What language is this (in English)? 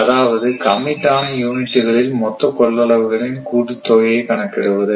Tamil